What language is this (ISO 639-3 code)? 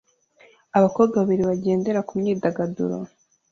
kin